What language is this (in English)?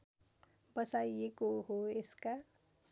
Nepali